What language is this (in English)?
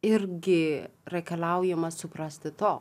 Lithuanian